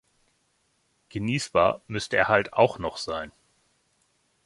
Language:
German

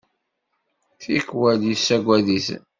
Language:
Kabyle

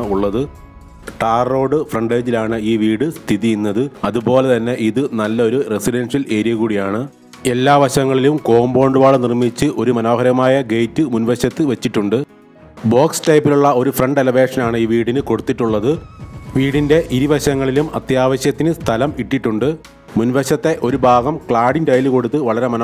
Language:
Arabic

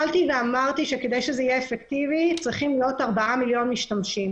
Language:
Hebrew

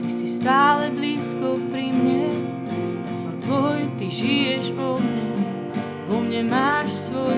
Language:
Slovak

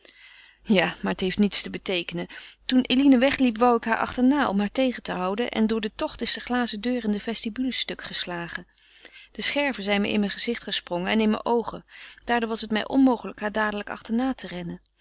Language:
Dutch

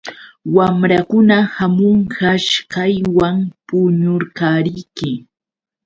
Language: Yauyos Quechua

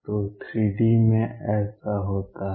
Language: Hindi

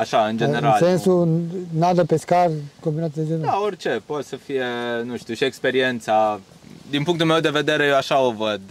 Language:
Romanian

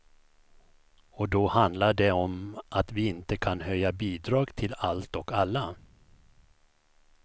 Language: Swedish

